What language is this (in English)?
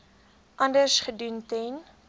Afrikaans